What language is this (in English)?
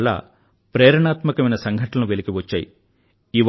Telugu